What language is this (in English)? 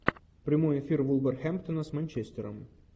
Russian